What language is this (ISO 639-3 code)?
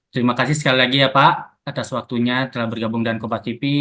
ind